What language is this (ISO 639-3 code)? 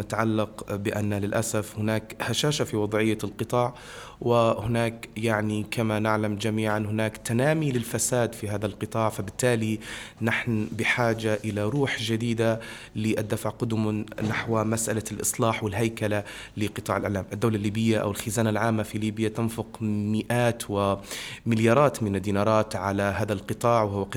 ara